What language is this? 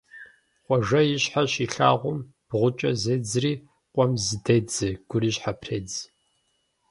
Kabardian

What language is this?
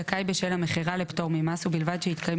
Hebrew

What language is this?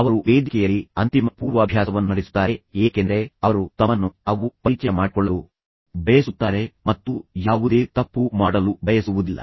Kannada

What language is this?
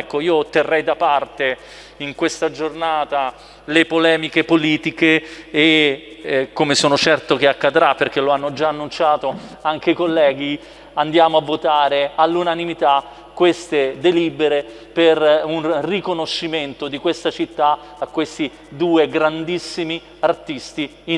Italian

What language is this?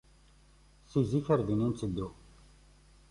Kabyle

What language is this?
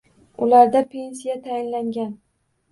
Uzbek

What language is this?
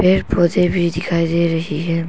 Hindi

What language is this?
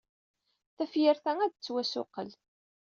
Kabyle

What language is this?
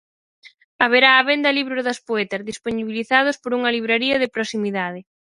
Galician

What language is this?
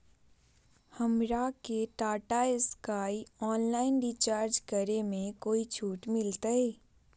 Magahi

